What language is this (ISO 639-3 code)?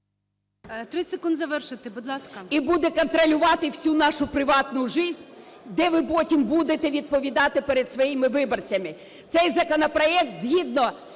ukr